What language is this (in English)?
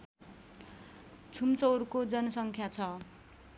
Nepali